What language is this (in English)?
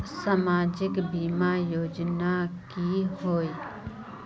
Magahi